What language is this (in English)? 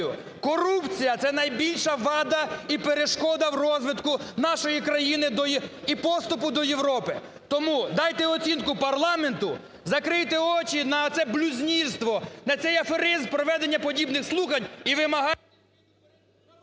Ukrainian